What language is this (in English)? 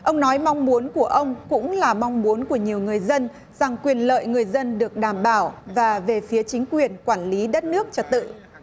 Vietnamese